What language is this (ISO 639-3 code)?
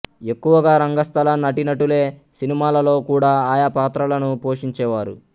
tel